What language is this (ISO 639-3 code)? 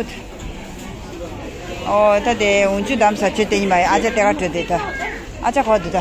ron